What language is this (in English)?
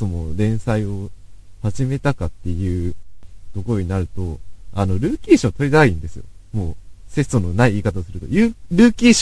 Japanese